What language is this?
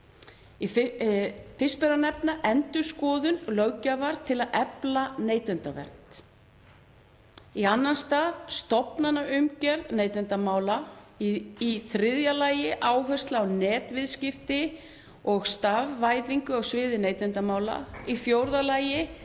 Icelandic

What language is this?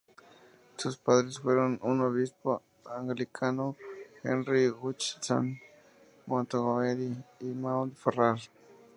Spanish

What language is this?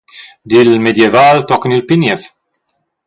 Romansh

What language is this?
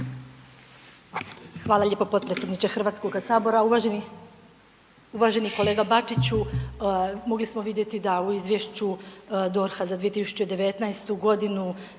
Croatian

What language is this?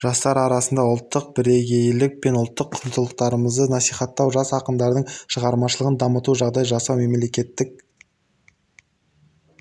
Kazakh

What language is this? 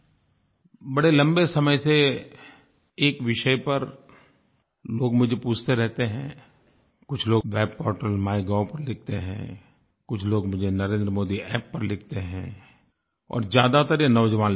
Hindi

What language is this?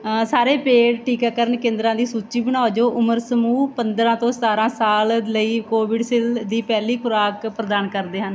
Punjabi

